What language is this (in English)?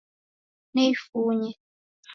Taita